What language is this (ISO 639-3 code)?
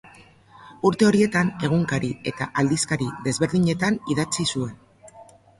eus